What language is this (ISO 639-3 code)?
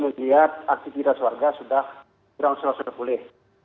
ind